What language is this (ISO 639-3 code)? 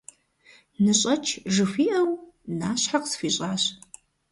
kbd